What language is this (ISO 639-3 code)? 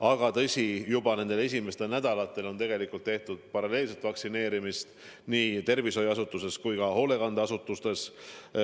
est